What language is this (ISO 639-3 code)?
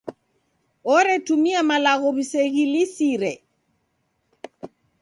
dav